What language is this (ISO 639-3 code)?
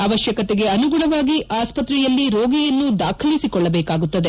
kan